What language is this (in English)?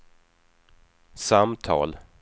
Swedish